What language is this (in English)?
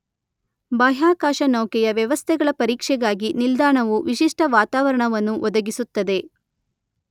Kannada